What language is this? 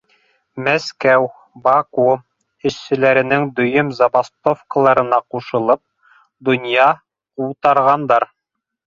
Bashkir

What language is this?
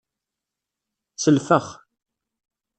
Kabyle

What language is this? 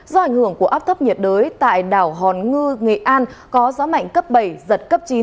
Vietnamese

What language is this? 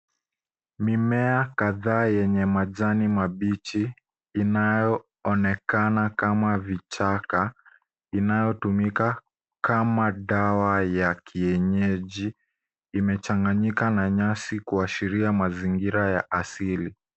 Swahili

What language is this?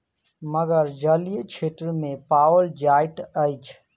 Maithili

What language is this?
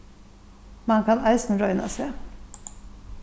Faroese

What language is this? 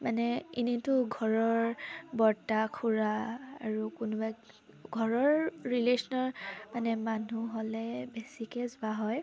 Assamese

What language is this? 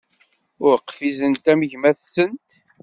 Kabyle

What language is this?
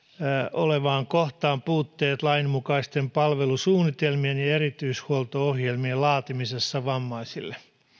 Finnish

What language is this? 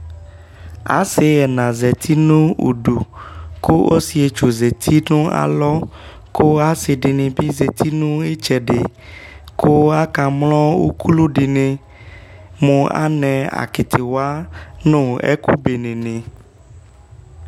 Ikposo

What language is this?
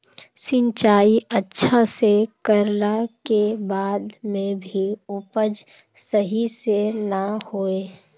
Magahi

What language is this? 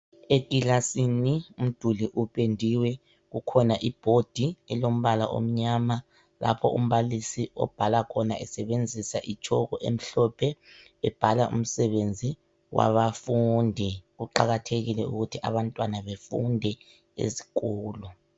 North Ndebele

